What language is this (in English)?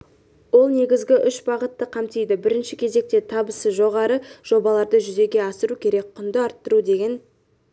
Kazakh